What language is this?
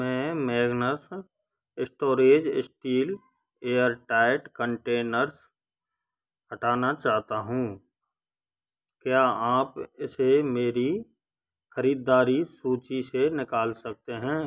Hindi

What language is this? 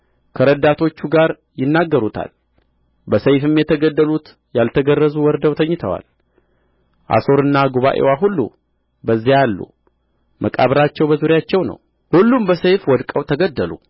Amharic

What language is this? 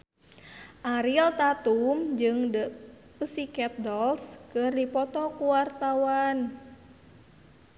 Sundanese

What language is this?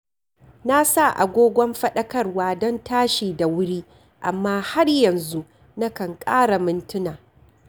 Hausa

